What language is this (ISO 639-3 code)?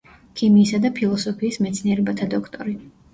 kat